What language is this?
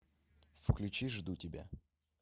Russian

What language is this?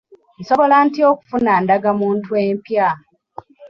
Ganda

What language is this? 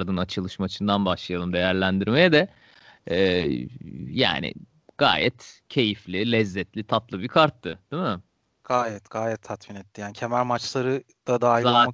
Turkish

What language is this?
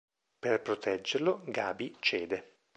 Italian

